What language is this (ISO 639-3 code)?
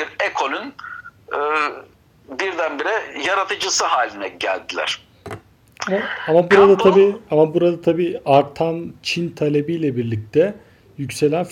tur